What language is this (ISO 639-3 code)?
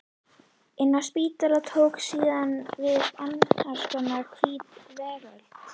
isl